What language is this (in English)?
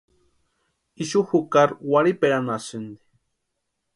Western Highland Purepecha